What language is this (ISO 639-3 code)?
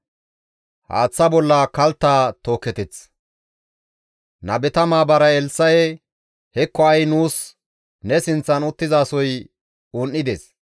gmv